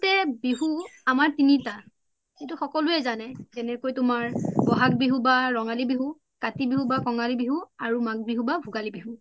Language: Assamese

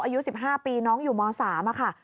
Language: Thai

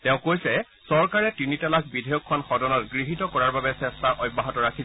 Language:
Assamese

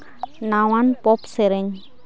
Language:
Santali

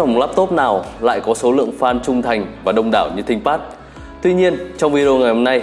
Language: Vietnamese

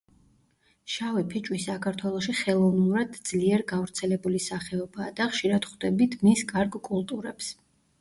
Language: Georgian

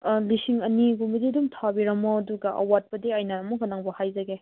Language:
Manipuri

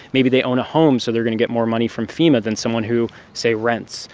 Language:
English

